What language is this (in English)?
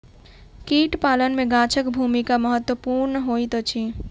Maithili